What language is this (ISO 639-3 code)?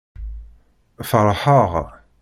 kab